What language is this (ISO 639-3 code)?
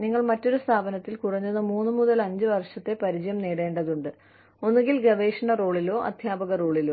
mal